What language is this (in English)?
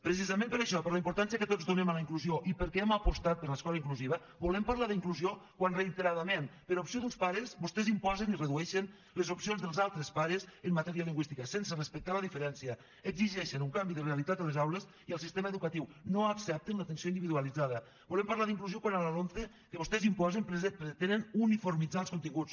Catalan